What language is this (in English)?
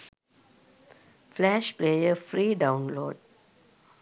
Sinhala